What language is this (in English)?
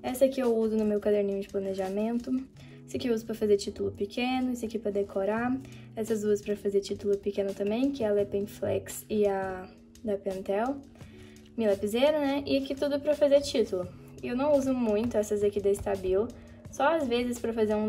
Portuguese